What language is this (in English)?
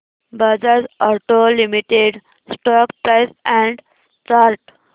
Marathi